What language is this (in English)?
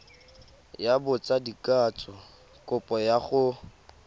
Tswana